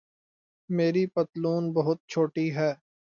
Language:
Urdu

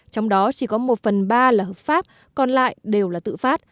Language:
Vietnamese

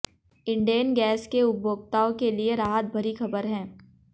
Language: Hindi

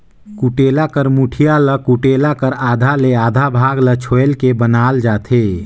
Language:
Chhattisgarhi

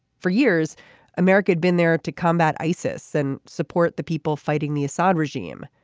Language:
English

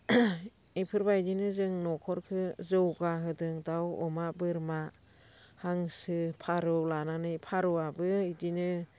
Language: Bodo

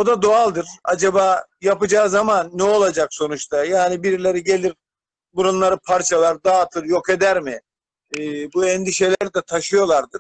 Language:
Turkish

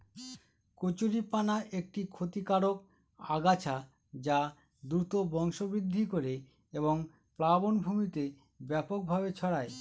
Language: Bangla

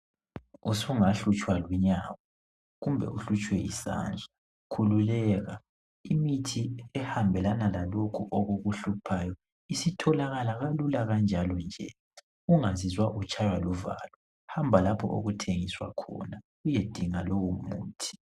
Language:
North Ndebele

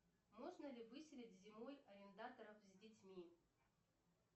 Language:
Russian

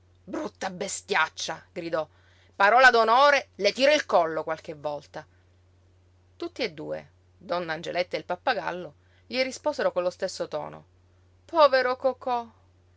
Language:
Italian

